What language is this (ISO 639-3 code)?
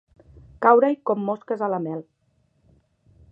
cat